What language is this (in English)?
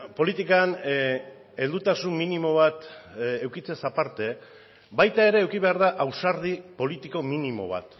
Basque